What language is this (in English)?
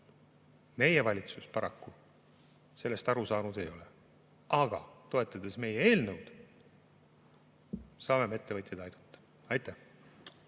Estonian